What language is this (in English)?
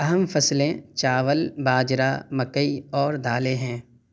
Urdu